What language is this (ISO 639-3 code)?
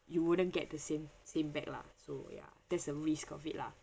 eng